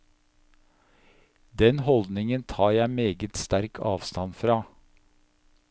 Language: Norwegian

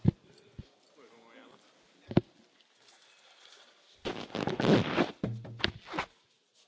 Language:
Hungarian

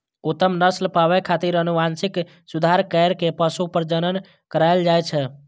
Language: Maithili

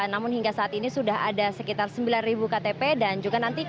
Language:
Indonesian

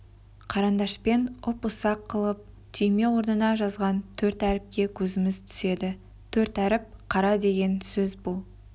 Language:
Kazakh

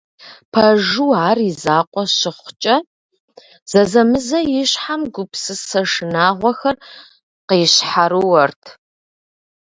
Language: Kabardian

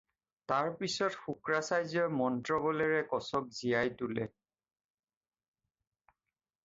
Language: Assamese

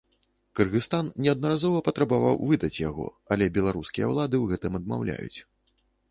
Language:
Belarusian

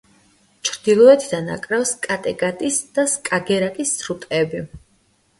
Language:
Georgian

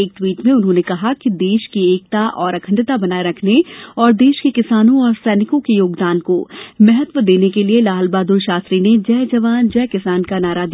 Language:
Hindi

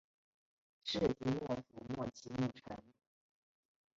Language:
Chinese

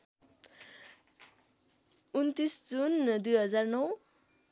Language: Nepali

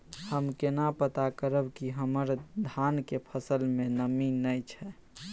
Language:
Maithili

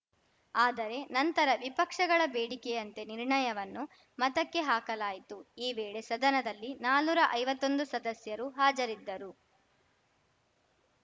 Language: Kannada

